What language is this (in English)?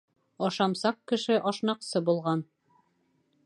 Bashkir